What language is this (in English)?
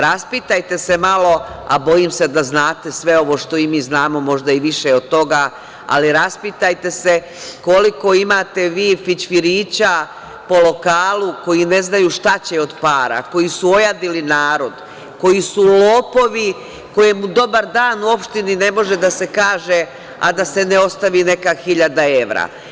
Serbian